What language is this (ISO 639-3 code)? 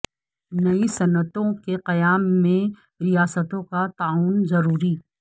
urd